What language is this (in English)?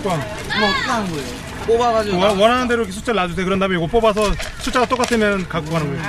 Korean